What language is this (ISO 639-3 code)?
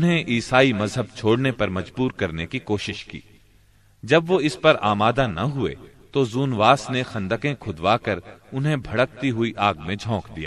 urd